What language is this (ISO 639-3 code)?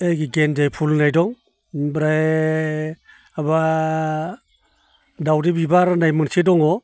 brx